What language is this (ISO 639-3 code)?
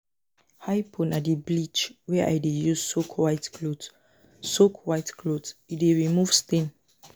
pcm